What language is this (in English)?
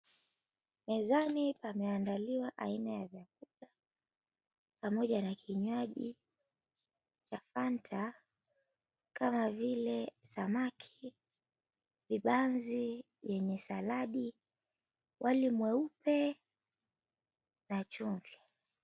Swahili